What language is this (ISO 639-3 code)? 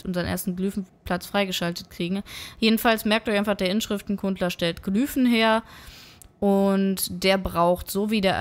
deu